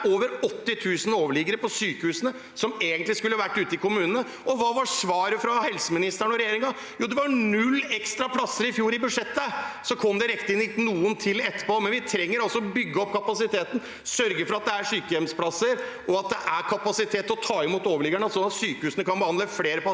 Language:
Norwegian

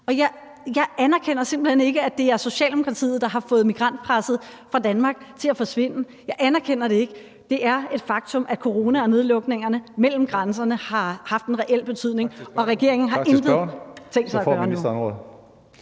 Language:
Danish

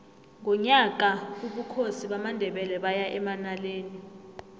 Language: South Ndebele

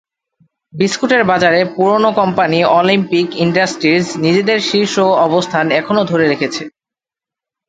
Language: Bangla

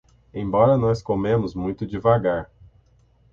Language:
Portuguese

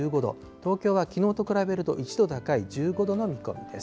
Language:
Japanese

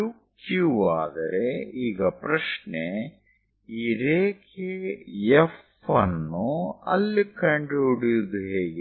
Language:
Kannada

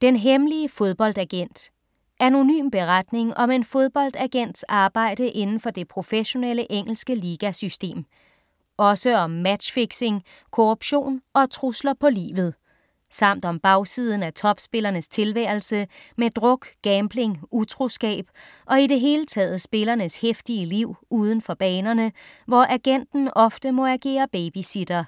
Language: Danish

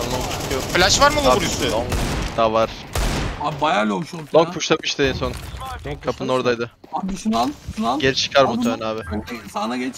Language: Turkish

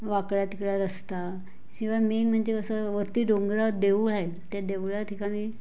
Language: Marathi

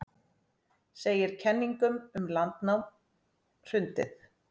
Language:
Icelandic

